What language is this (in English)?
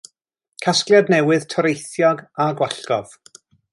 Welsh